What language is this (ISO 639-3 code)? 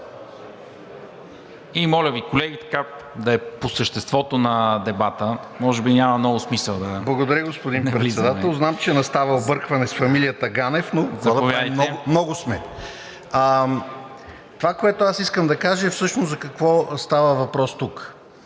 bul